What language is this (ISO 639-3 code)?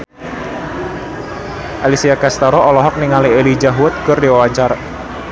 sun